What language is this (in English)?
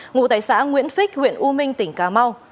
Vietnamese